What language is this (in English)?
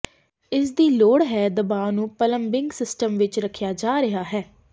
Punjabi